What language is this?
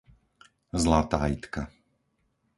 Slovak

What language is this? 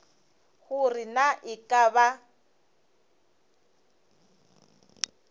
Northern Sotho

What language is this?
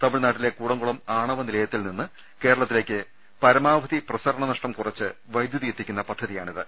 Malayalam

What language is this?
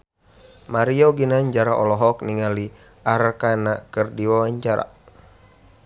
Sundanese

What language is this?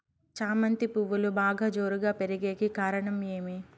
Telugu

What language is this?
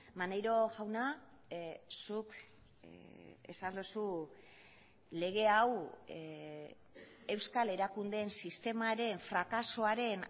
Basque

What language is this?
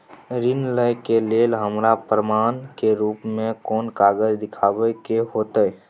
Maithili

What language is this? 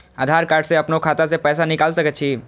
Maithili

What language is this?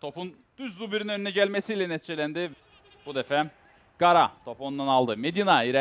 Turkish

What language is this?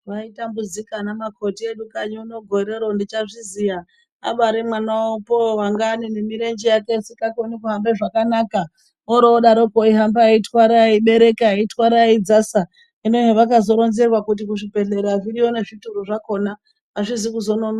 Ndau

